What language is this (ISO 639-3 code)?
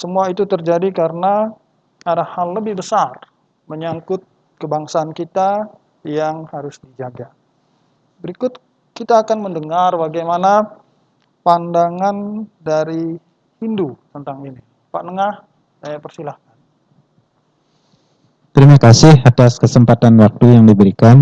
ind